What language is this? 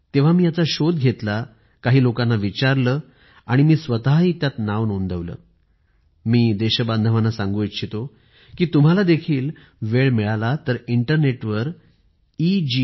Marathi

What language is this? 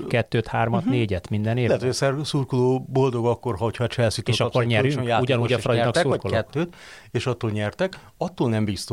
Hungarian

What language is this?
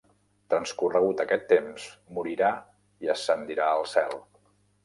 Catalan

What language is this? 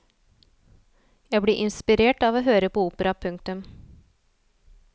Norwegian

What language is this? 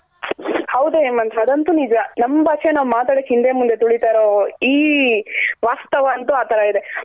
Kannada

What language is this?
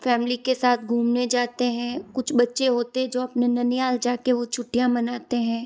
Hindi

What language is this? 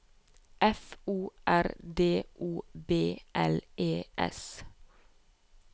Norwegian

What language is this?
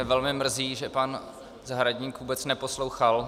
Czech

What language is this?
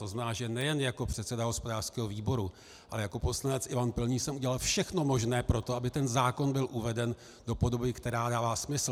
Czech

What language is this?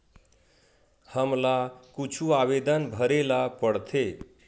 Chhattisgarhi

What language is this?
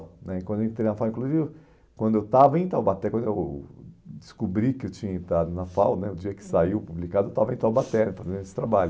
Portuguese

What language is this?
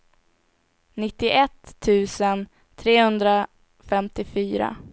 Swedish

